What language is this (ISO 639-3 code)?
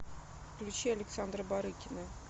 rus